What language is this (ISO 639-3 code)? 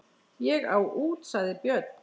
isl